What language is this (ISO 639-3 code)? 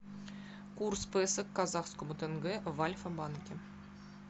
rus